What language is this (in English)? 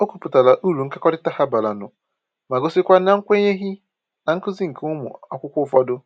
Igbo